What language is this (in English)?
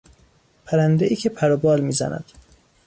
Persian